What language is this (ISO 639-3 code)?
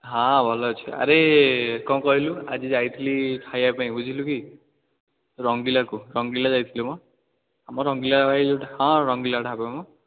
ori